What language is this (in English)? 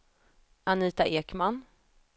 Swedish